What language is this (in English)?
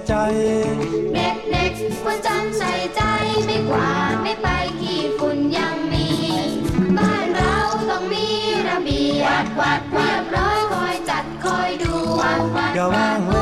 Thai